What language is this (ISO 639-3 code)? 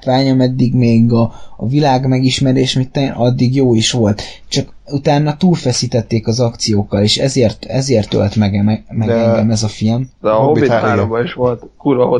hun